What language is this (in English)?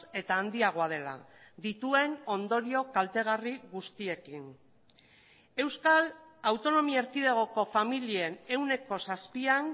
Basque